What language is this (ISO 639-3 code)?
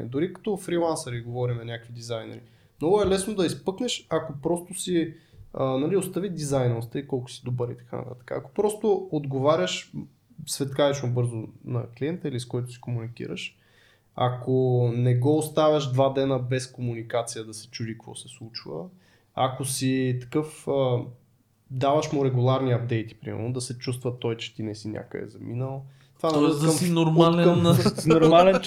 bul